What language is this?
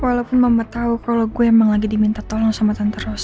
Indonesian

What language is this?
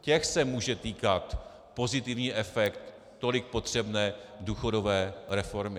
Czech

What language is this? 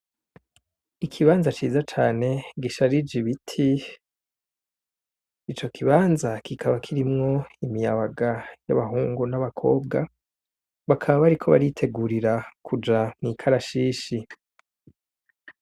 Rundi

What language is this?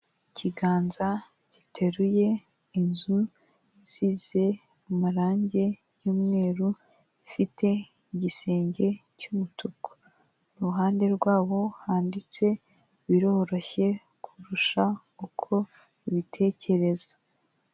Kinyarwanda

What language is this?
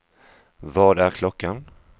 Swedish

